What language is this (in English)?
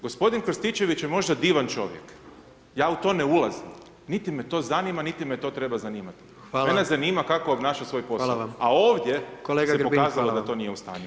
Croatian